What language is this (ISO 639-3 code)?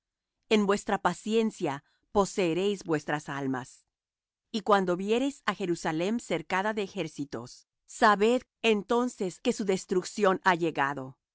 spa